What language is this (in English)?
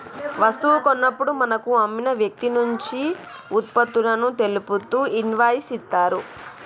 Telugu